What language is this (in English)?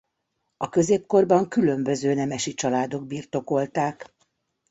Hungarian